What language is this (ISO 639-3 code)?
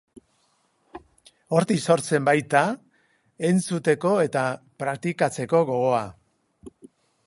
eus